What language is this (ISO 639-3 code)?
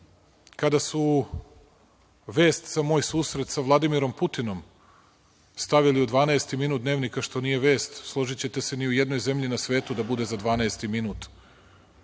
srp